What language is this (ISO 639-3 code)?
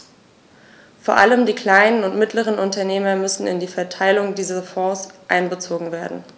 deu